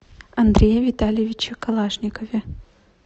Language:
Russian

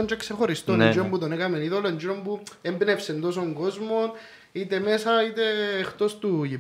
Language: Greek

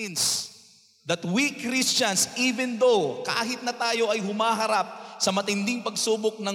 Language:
Filipino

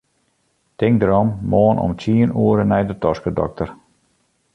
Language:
Western Frisian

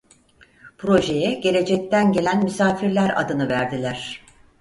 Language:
Turkish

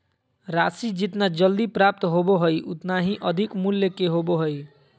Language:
Magahi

